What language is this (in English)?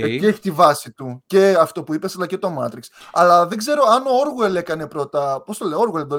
Greek